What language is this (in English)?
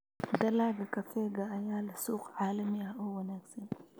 Somali